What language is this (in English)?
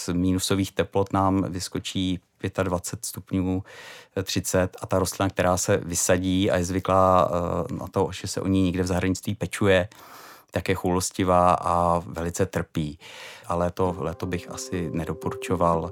Czech